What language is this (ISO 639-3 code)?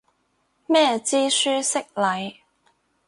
yue